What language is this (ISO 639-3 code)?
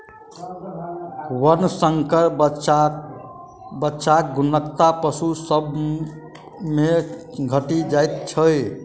mai